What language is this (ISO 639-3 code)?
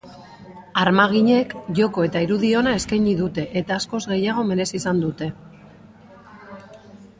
eus